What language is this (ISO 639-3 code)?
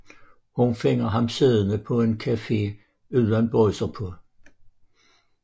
dan